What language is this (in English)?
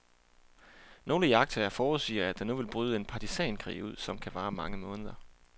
Danish